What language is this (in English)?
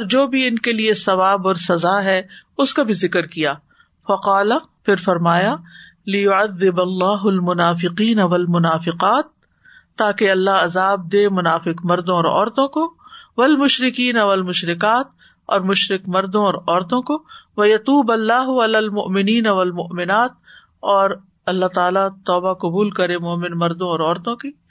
Urdu